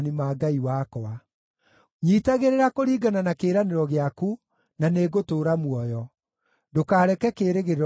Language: Kikuyu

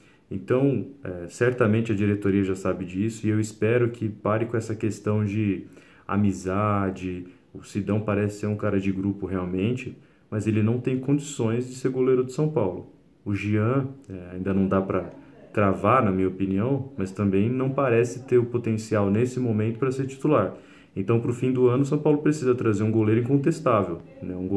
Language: Portuguese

